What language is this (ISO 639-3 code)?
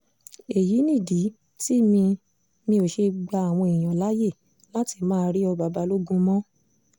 yor